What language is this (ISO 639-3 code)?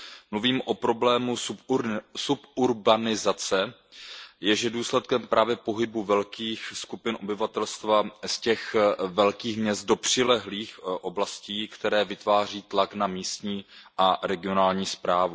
ces